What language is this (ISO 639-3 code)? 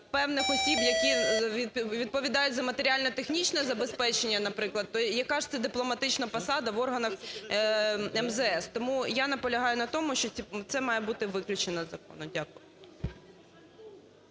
ukr